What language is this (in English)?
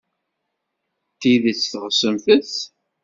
Kabyle